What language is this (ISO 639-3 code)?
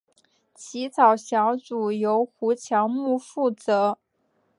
zho